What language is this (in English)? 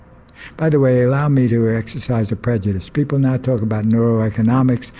English